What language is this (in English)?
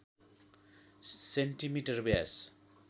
Nepali